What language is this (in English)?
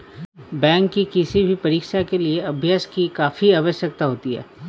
Hindi